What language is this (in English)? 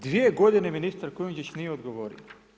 Croatian